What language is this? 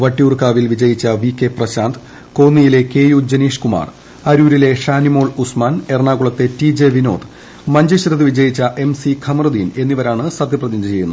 Malayalam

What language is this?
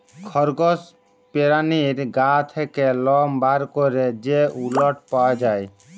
Bangla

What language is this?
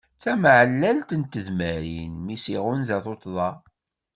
Kabyle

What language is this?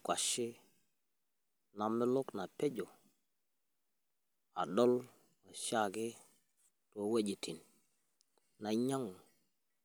Masai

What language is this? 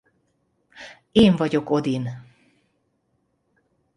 Hungarian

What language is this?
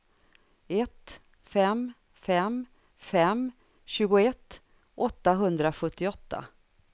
Swedish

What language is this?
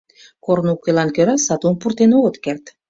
Mari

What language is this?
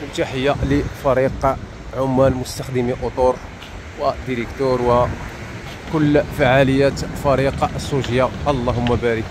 Arabic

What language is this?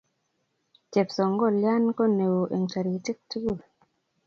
Kalenjin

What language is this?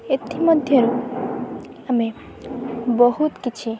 Odia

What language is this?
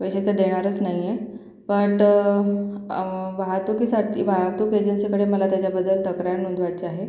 Marathi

